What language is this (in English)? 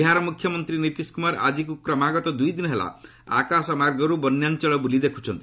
Odia